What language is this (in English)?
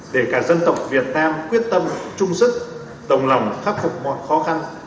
Vietnamese